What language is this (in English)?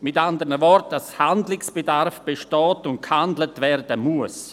Swiss German